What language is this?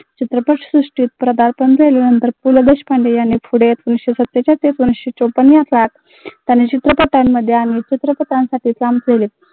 Marathi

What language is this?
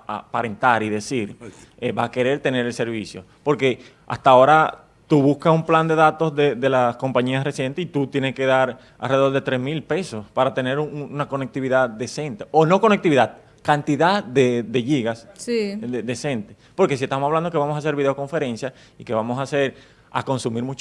Spanish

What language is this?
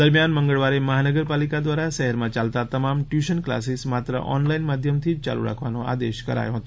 Gujarati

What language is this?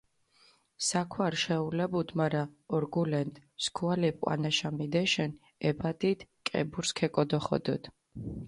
Mingrelian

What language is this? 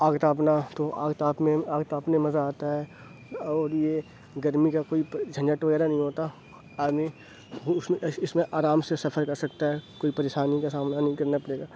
Urdu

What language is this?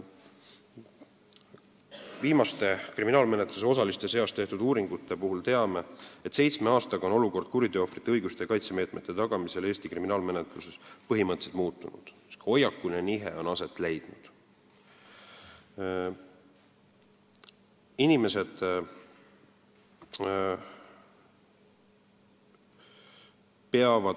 Estonian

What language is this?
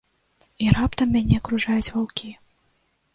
Belarusian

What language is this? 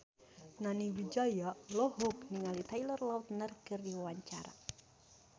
Sundanese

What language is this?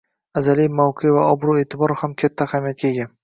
Uzbek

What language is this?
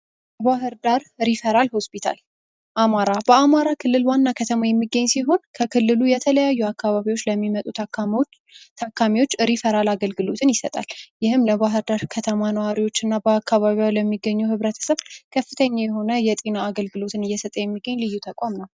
Amharic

